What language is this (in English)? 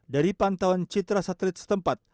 Indonesian